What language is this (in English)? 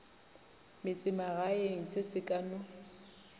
Northern Sotho